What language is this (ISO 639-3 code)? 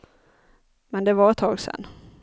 swe